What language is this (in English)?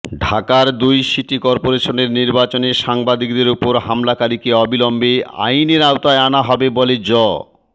Bangla